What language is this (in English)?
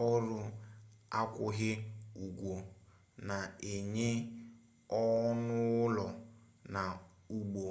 Igbo